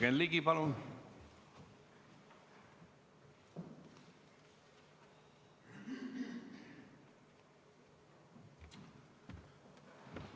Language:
Estonian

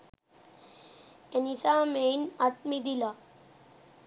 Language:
Sinhala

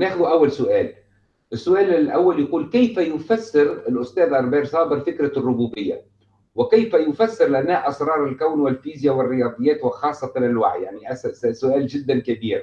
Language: Arabic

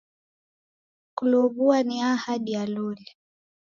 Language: Taita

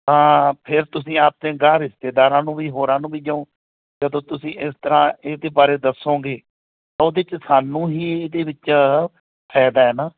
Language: Punjabi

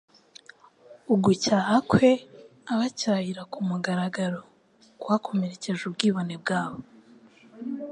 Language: Kinyarwanda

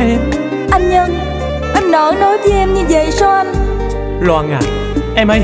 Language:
Vietnamese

